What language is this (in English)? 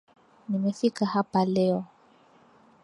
Swahili